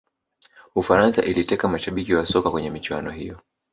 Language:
Swahili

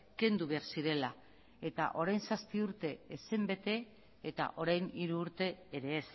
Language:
Basque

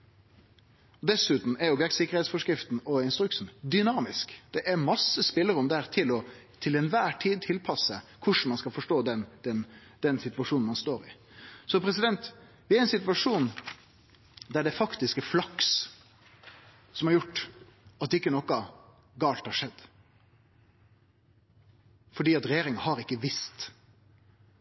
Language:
Norwegian Nynorsk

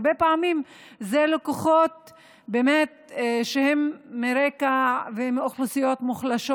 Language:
Hebrew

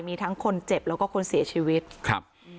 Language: Thai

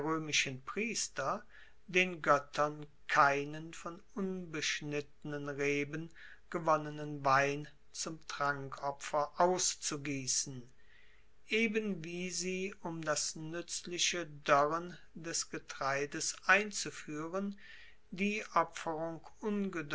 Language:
German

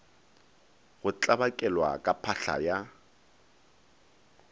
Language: Northern Sotho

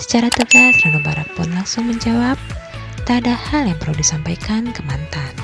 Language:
Indonesian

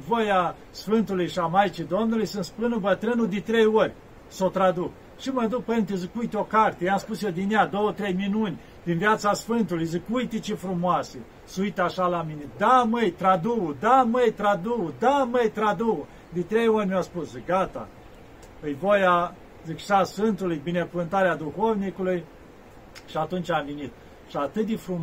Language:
Romanian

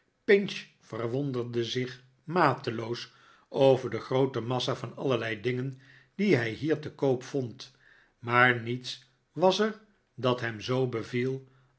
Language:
Dutch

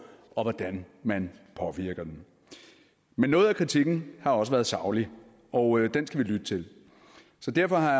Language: Danish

